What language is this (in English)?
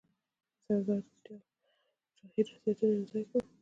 Pashto